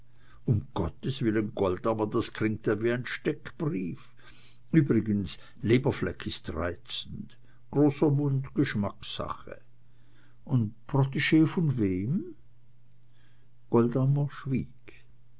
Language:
German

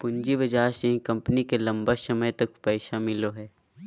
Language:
Magahi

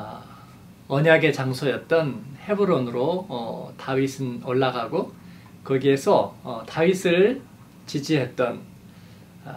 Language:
Korean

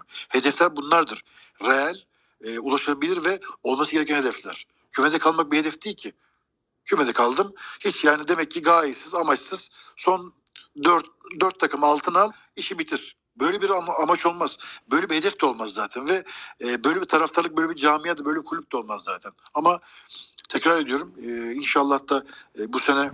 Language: Turkish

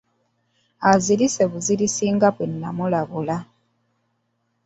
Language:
Ganda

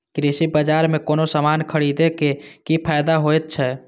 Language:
Maithili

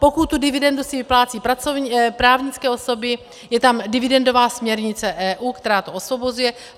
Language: Czech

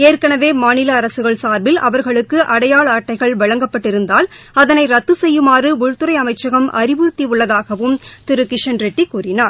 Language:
Tamil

